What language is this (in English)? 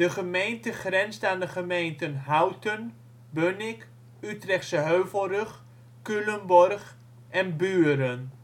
Dutch